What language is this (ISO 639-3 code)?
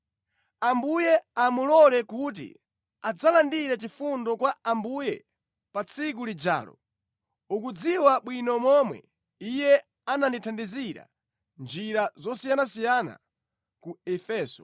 nya